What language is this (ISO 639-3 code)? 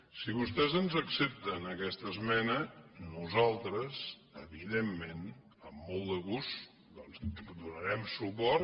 cat